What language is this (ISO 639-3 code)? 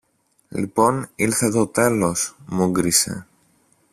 ell